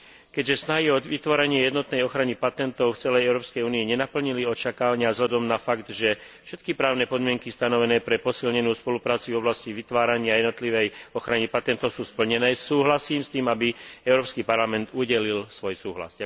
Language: Slovak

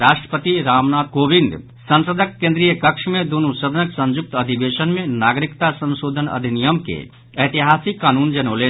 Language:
Maithili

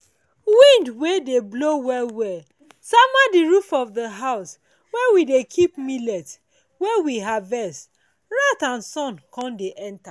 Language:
Nigerian Pidgin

